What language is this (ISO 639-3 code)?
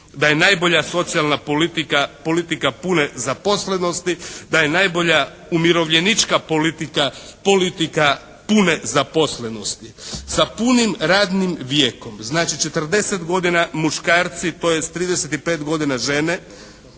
hrv